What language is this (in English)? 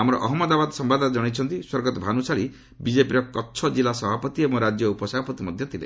Odia